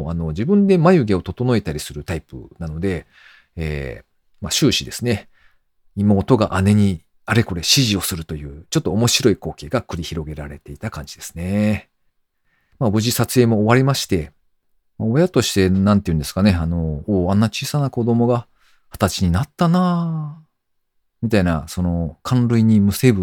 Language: Japanese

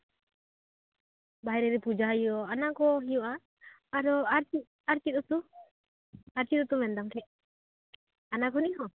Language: Santali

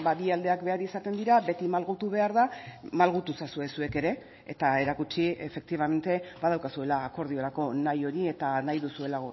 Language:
Basque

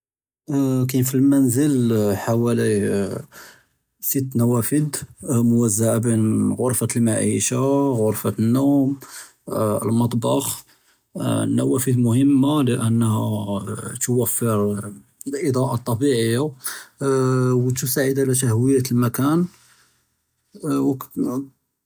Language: Judeo-Arabic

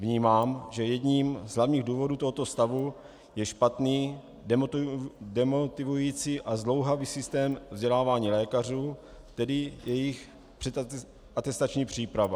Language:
Czech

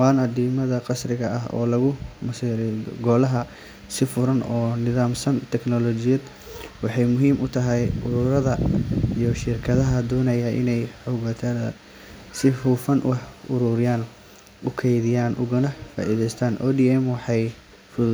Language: Somali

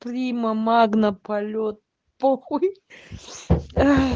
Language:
Russian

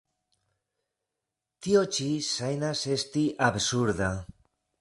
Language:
Esperanto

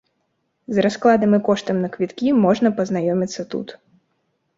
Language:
Belarusian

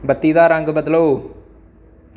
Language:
Dogri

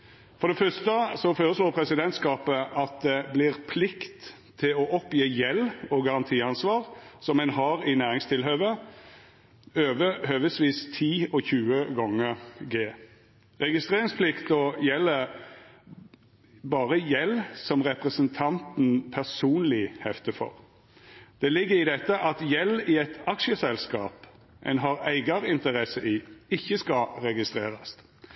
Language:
Norwegian Nynorsk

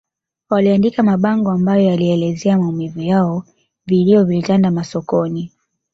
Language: Swahili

